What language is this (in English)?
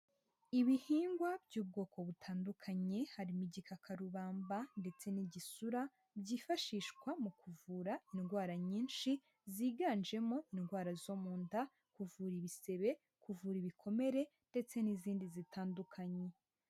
Kinyarwanda